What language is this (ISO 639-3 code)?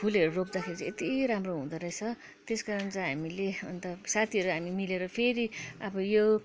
nep